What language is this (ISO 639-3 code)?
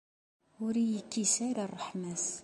kab